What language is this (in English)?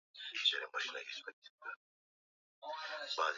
Swahili